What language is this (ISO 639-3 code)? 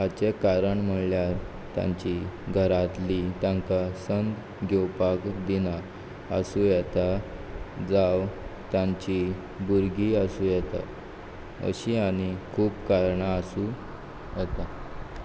kok